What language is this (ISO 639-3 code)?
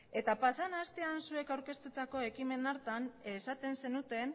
eus